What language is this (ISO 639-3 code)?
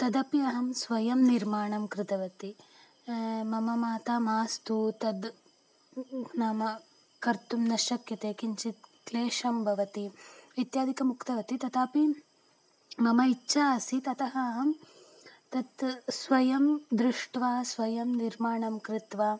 san